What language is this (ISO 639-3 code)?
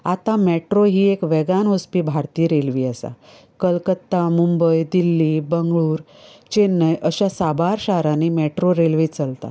kok